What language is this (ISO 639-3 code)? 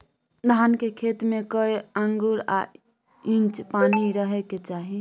mai